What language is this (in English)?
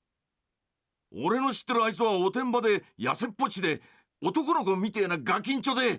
Japanese